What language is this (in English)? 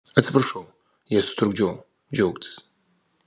Lithuanian